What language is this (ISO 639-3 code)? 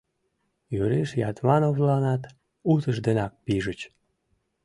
chm